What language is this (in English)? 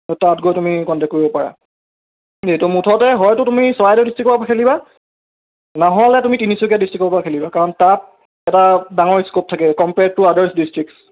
Assamese